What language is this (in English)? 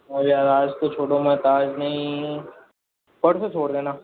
Hindi